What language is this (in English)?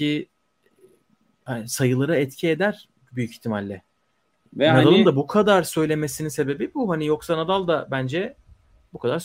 Turkish